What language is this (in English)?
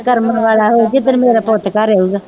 Punjabi